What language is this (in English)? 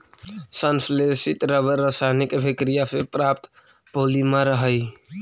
Magahi